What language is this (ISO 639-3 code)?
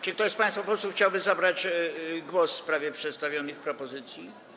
pol